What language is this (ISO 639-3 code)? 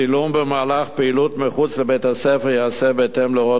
heb